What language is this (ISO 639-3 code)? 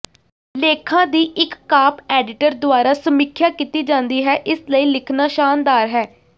pan